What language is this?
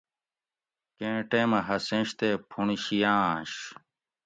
Gawri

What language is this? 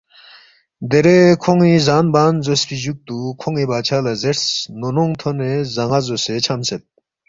Balti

